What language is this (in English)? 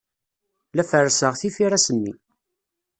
Kabyle